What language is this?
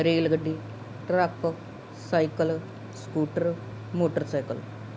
Punjabi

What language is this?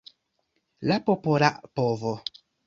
Esperanto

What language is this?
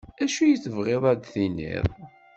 Kabyle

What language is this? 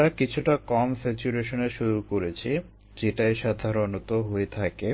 Bangla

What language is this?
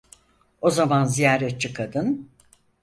Turkish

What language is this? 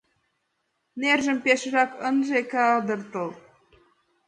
Mari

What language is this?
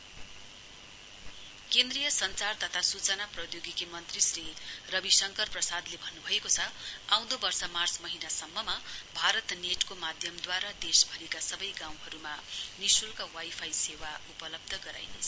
Nepali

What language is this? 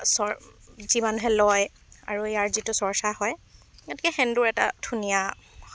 Assamese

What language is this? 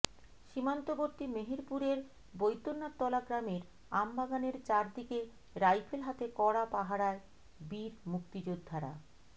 Bangla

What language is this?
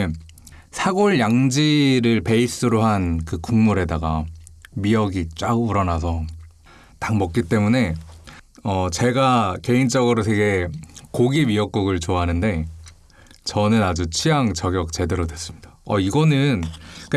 Korean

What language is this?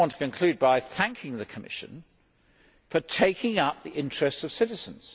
English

